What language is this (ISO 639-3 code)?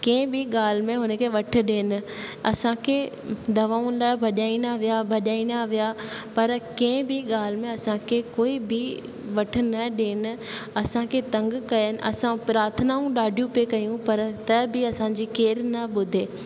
snd